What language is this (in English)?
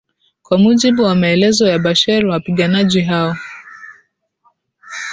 Swahili